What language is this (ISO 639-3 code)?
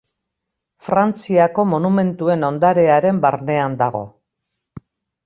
eus